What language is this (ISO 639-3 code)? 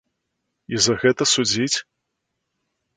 bel